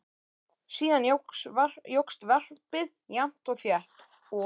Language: Icelandic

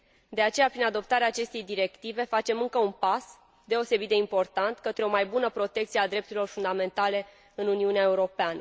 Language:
Romanian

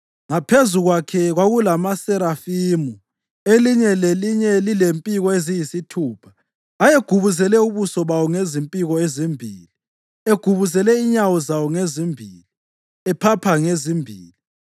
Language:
North Ndebele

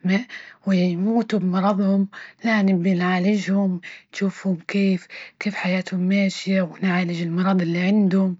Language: Libyan Arabic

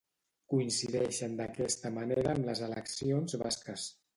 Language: Catalan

